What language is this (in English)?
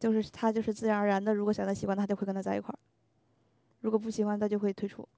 Chinese